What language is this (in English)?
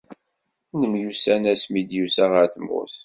Kabyle